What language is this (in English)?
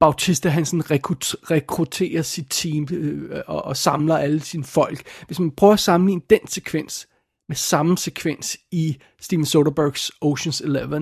Danish